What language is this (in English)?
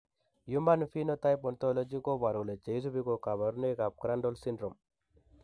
Kalenjin